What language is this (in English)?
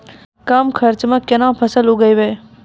Maithili